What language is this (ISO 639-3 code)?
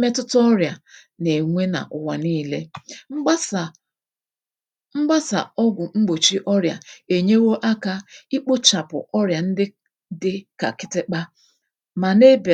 ibo